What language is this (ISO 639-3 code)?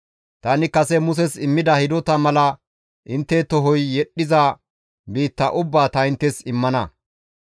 gmv